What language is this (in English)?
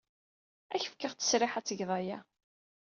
Kabyle